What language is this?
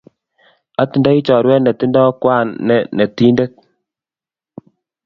Kalenjin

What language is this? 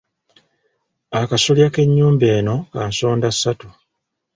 Ganda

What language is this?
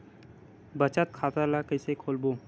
Chhattisgarhi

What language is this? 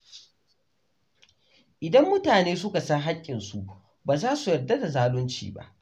Hausa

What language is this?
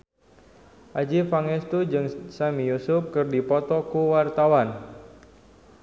Sundanese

